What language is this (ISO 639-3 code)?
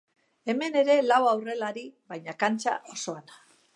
eus